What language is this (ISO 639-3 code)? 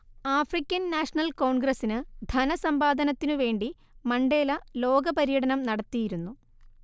mal